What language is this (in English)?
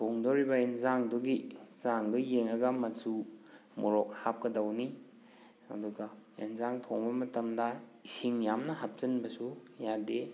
Manipuri